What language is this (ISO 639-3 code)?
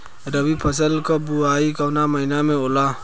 bho